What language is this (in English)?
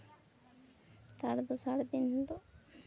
Santali